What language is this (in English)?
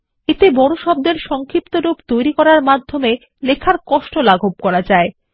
Bangla